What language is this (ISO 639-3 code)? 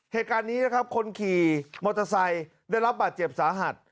tha